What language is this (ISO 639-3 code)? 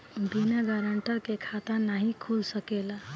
bho